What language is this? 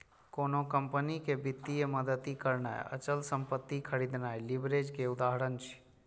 Maithili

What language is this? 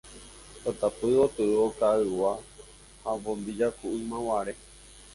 Guarani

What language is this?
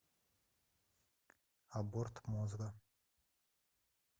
Russian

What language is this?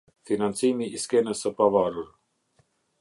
Albanian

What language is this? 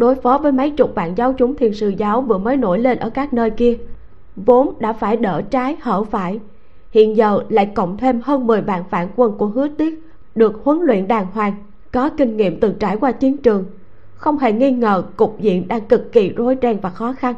Vietnamese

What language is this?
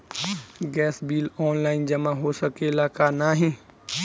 Bhojpuri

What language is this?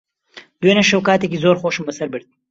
Central Kurdish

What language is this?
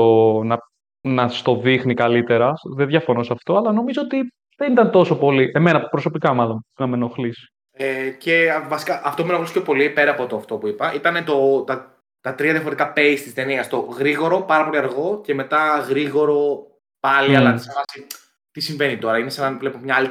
Greek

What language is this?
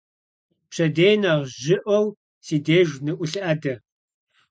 Kabardian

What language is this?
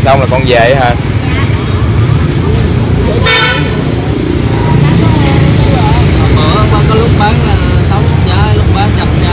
Vietnamese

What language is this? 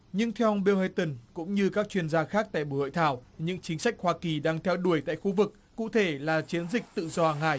Vietnamese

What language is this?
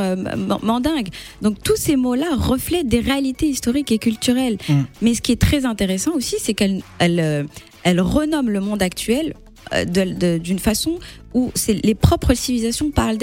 French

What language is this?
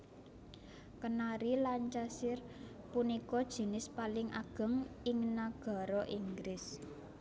Javanese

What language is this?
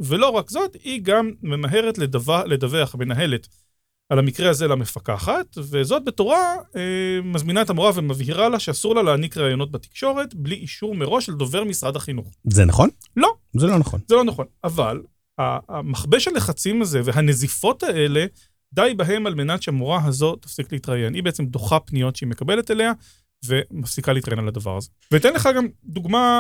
Hebrew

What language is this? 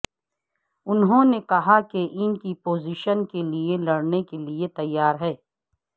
Urdu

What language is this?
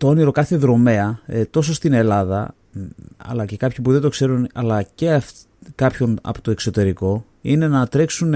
Greek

